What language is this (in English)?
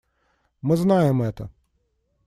Russian